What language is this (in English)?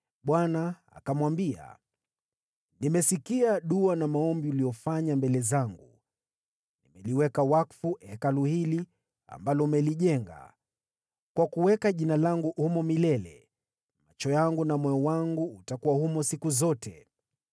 Swahili